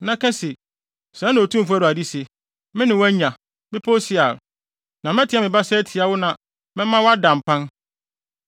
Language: Akan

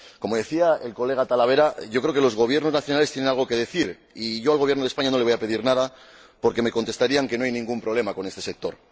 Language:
Spanish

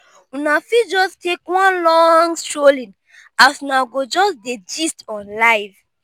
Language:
Nigerian Pidgin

